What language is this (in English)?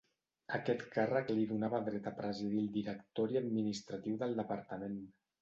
Catalan